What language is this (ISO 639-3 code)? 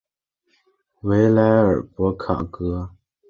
zho